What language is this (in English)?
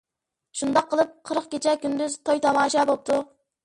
Uyghur